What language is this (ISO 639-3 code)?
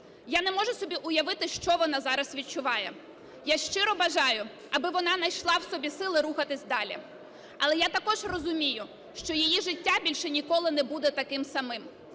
ukr